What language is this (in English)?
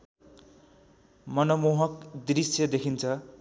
Nepali